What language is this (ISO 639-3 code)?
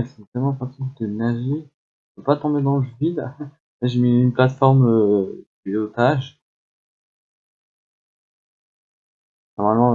fra